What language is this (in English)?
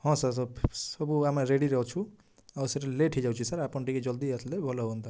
Odia